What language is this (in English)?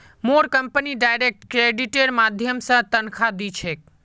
Magahi